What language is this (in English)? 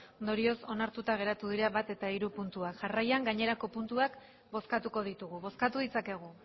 Basque